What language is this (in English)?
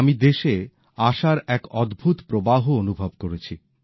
Bangla